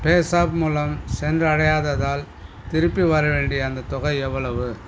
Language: Tamil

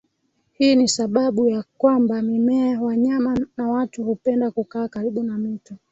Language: Swahili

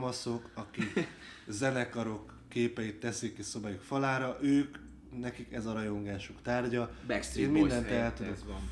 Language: Hungarian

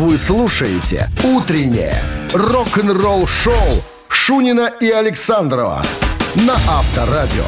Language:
Russian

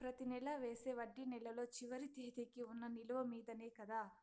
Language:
Telugu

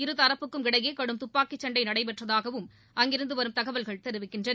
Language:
Tamil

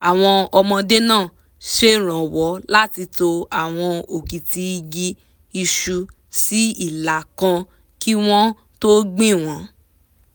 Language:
Yoruba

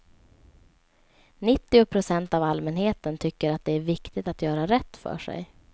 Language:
Swedish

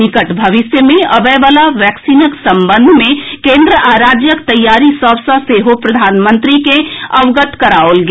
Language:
Maithili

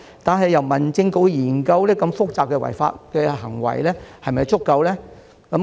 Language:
Cantonese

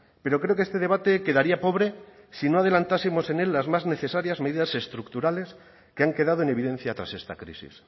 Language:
Spanish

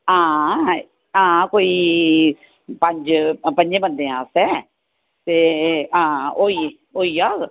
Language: Dogri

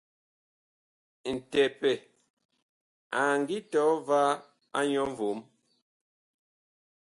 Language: Bakoko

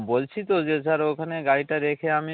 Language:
Bangla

